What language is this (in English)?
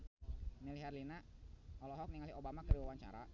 Sundanese